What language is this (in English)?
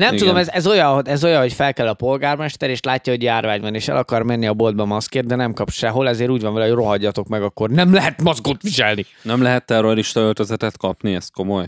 Hungarian